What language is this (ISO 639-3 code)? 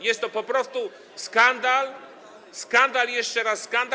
pol